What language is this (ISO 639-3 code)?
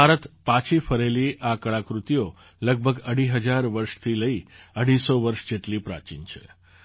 guj